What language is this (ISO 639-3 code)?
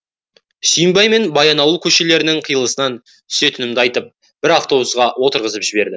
kaz